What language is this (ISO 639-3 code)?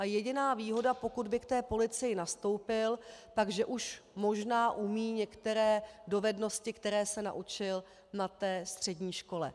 ces